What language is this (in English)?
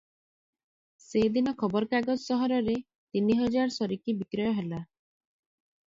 Odia